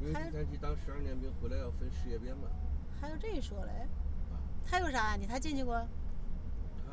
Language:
Chinese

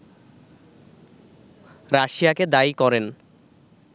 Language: Bangla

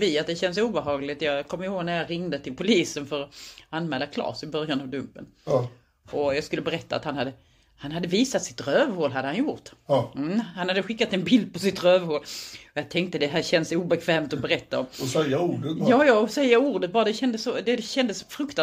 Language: Swedish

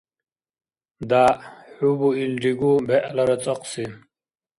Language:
Dargwa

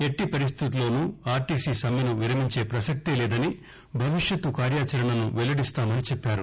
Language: Telugu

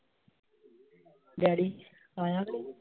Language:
Punjabi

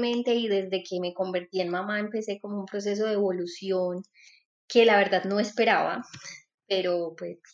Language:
Spanish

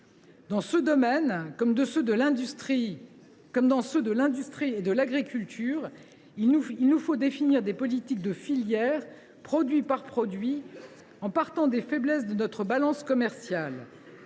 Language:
French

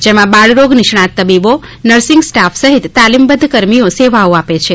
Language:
Gujarati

